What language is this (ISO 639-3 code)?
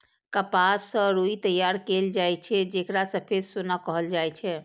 mai